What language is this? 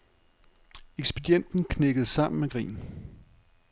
Danish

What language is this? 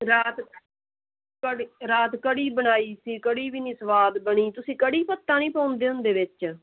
Punjabi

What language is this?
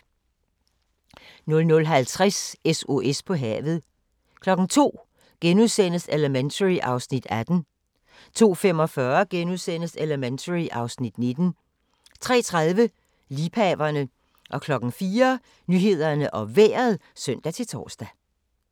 Danish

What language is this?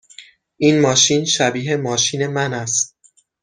Persian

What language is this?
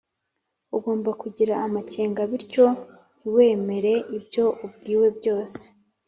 Kinyarwanda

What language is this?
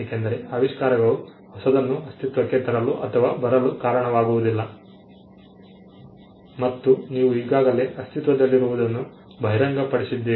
Kannada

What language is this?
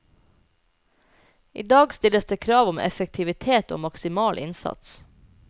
Norwegian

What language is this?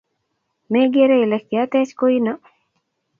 Kalenjin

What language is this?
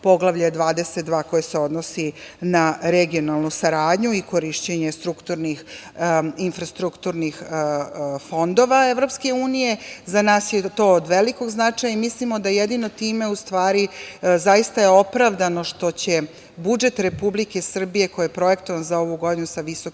Serbian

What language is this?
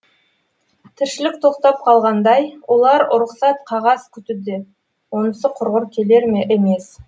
Kazakh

